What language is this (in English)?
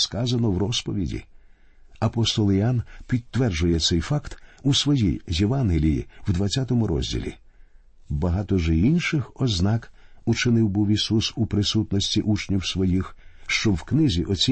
Ukrainian